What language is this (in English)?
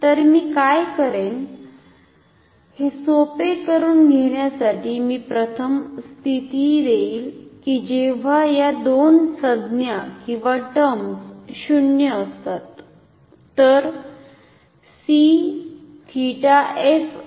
Marathi